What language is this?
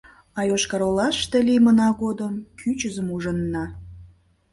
Mari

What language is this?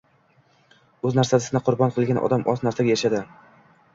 Uzbek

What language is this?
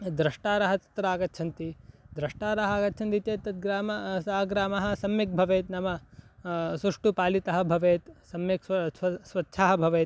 Sanskrit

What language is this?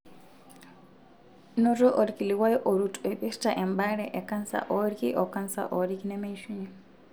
Masai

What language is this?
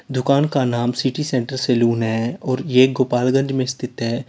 Hindi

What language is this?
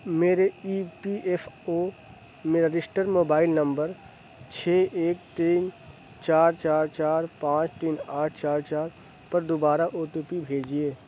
Urdu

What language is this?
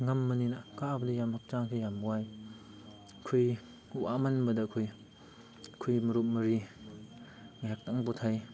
Manipuri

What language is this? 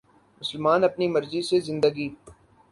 Urdu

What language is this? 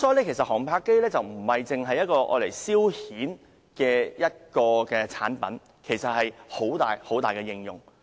Cantonese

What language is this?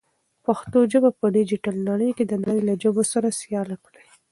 Pashto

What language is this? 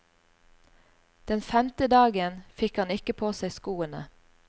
Norwegian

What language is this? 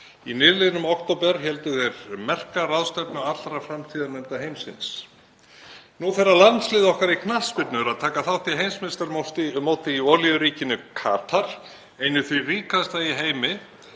Icelandic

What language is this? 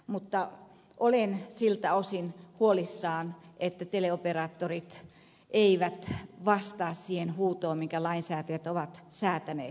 Finnish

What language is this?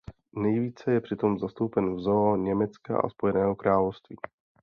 Czech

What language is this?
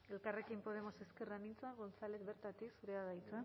Basque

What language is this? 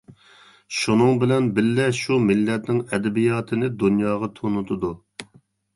Uyghur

